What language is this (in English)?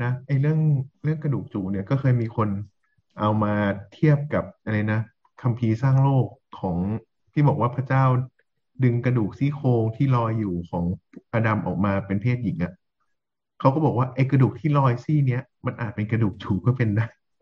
Thai